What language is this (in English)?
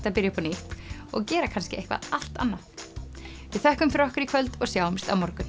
Icelandic